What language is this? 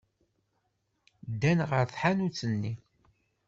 Kabyle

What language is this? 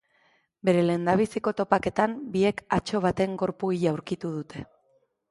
Basque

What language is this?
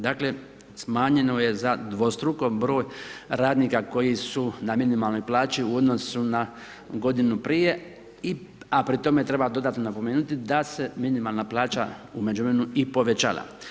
Croatian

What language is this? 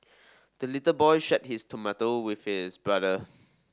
English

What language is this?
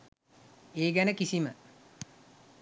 Sinhala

